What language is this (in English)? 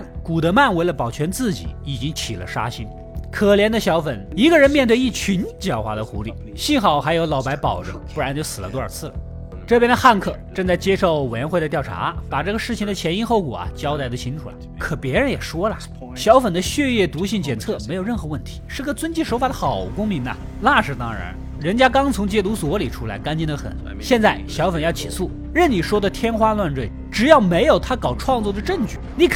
Chinese